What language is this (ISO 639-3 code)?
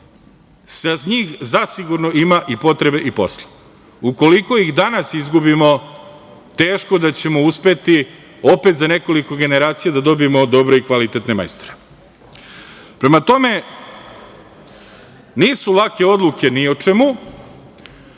srp